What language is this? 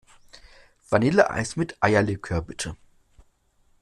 German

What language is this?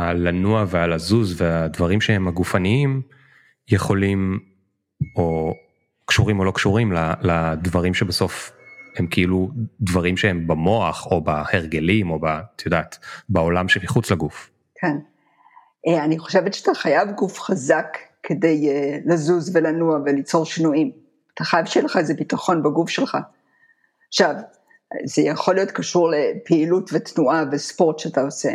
Hebrew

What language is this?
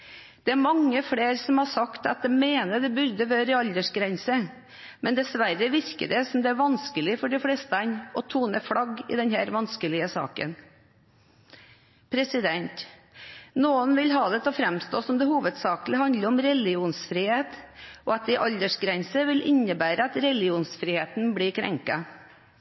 Norwegian Bokmål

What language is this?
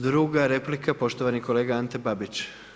Croatian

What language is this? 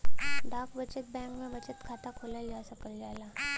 Bhojpuri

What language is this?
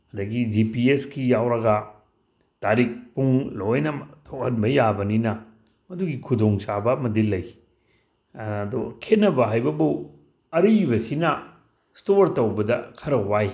Manipuri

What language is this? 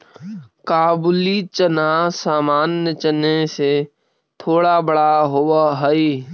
Magahi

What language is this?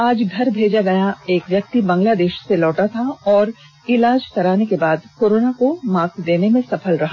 Hindi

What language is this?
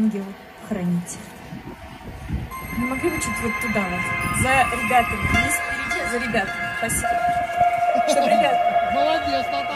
Russian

